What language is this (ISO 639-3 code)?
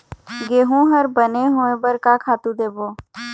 hne